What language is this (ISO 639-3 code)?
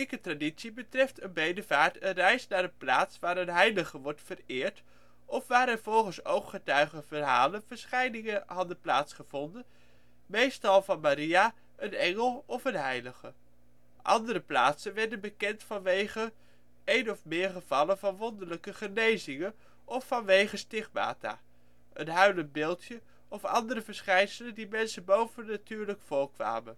nld